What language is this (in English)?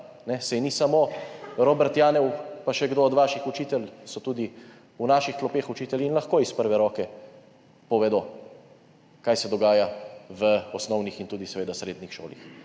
Slovenian